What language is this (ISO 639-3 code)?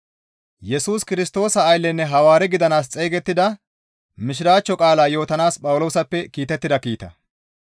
gmv